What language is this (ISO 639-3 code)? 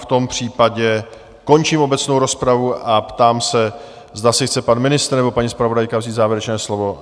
ces